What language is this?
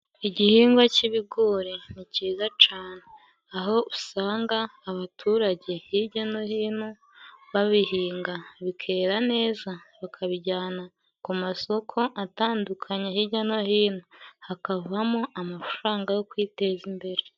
Kinyarwanda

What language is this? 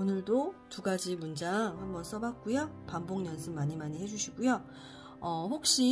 Korean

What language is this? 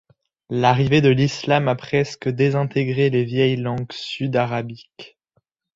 French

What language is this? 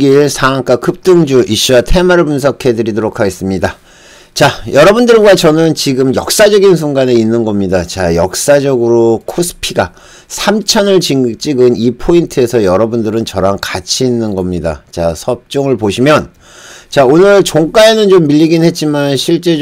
Korean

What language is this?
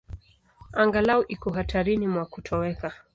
Swahili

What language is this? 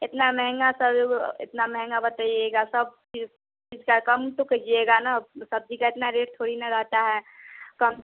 Hindi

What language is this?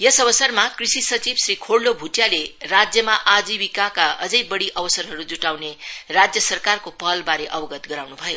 Nepali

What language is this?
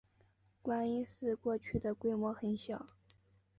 Chinese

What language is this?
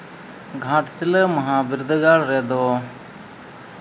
Santali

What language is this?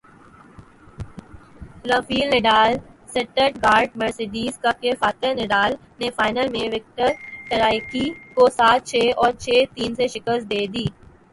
Urdu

